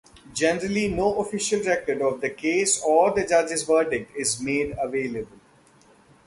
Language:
English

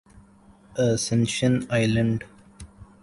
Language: Urdu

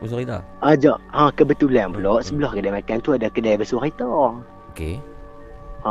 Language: Malay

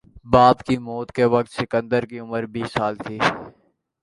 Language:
Urdu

